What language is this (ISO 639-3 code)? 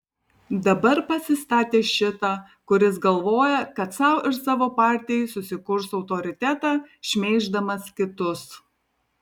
lit